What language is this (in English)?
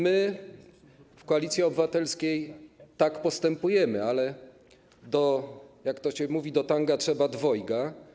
Polish